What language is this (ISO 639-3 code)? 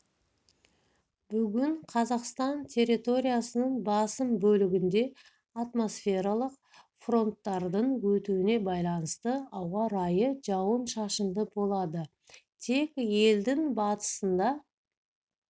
kaz